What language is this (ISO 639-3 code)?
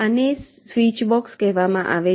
guj